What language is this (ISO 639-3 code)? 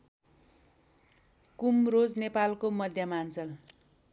nep